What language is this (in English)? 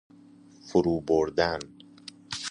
Persian